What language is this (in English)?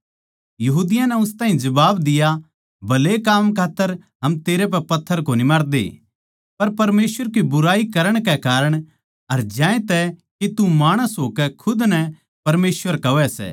Haryanvi